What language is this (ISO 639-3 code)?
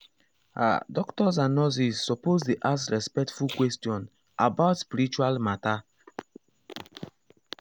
pcm